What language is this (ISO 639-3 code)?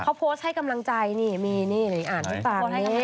tha